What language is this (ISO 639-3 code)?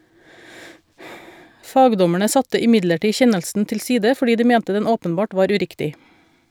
nor